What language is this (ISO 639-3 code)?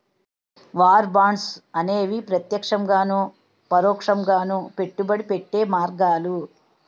tel